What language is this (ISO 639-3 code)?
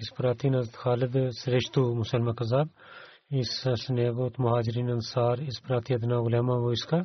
bul